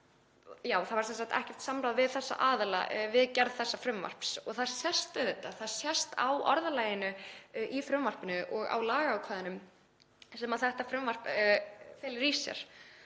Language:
Icelandic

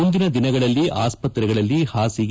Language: Kannada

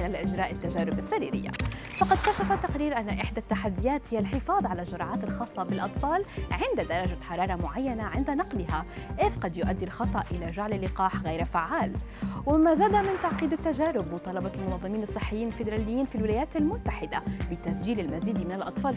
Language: Arabic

